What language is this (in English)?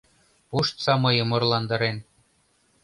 Mari